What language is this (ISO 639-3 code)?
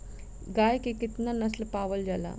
bho